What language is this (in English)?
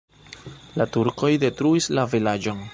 Esperanto